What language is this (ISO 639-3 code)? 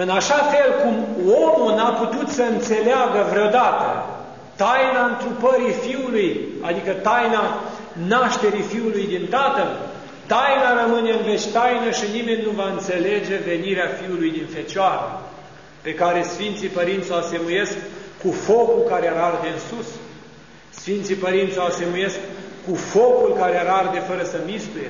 ron